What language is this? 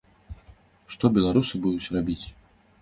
Belarusian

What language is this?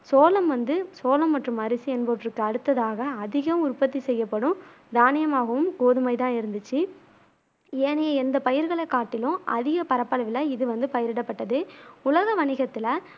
Tamil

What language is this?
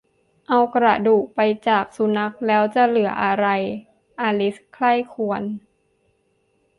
Thai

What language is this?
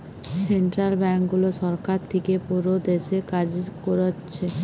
Bangla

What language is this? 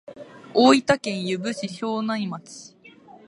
Japanese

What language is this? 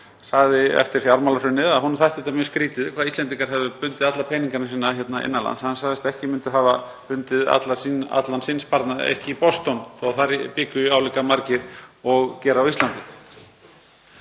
Icelandic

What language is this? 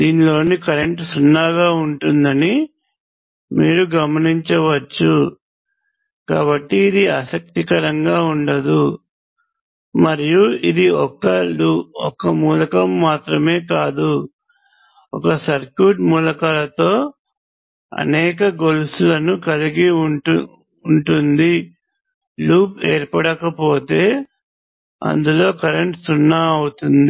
Telugu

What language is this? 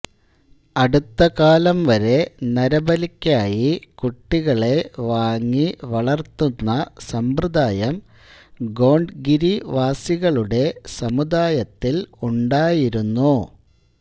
Malayalam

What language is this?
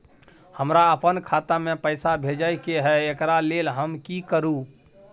Maithili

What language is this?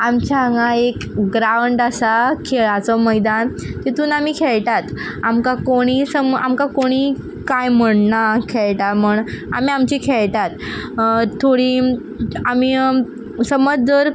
Konkani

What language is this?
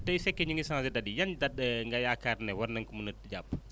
Wolof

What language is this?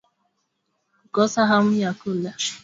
Swahili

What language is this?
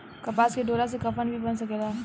Bhojpuri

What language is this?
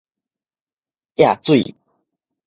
Min Nan Chinese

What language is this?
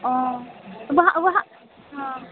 Maithili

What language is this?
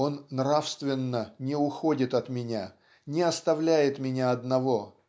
Russian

